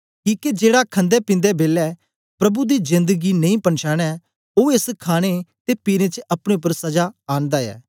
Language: Dogri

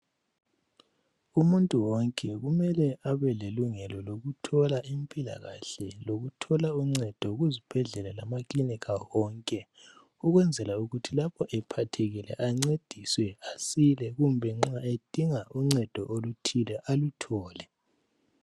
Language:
North Ndebele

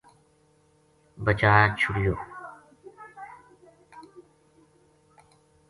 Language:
Gujari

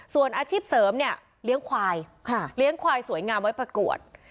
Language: Thai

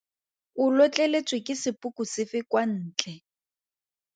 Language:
Tswana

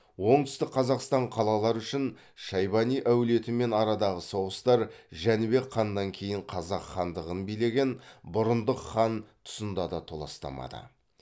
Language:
Kazakh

